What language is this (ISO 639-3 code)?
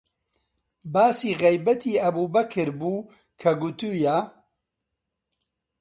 ckb